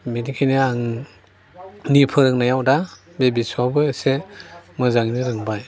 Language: Bodo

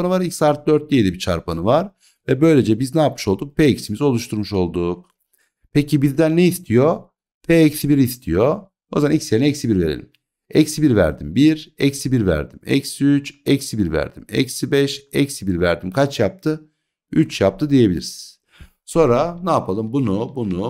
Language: Turkish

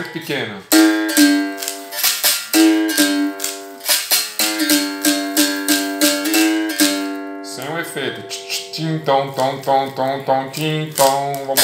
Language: Portuguese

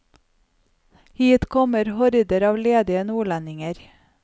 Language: Norwegian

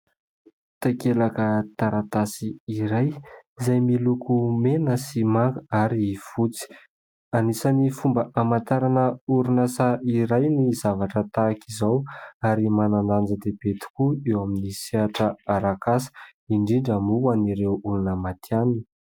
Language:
Malagasy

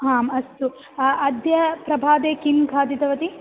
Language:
Sanskrit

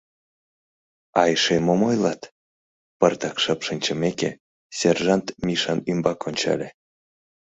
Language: Mari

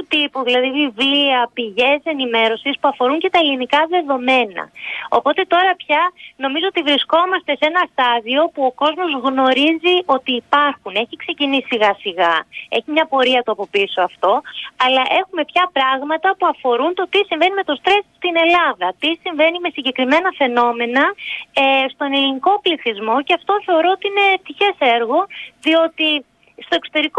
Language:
Greek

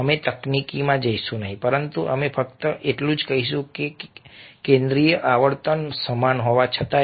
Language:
Gujarati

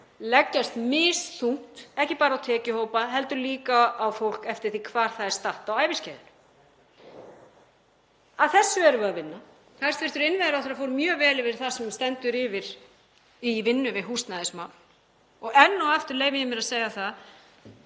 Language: Icelandic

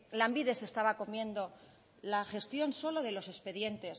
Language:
Spanish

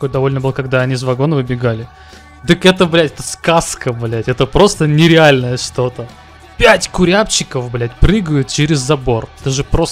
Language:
Russian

